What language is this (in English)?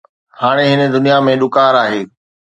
Sindhi